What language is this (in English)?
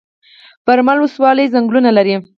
Pashto